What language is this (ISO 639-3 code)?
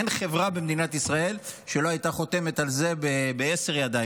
heb